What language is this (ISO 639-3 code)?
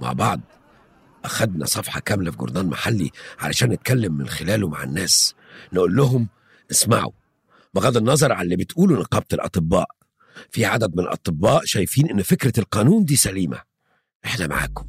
ara